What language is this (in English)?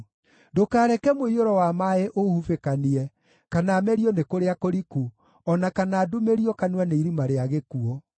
Kikuyu